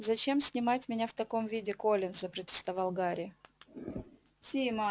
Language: Russian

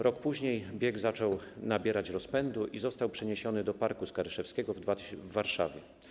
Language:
Polish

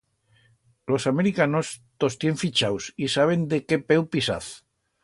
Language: Aragonese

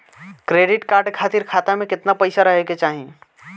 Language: Bhojpuri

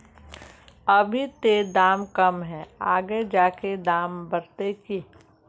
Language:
Magahi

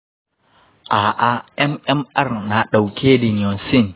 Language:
Hausa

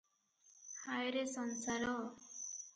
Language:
Odia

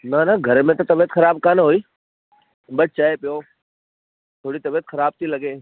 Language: Sindhi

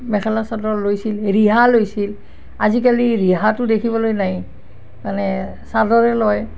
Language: Assamese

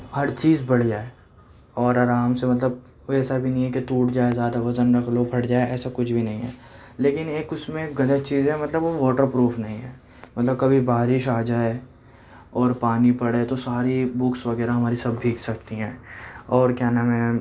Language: Urdu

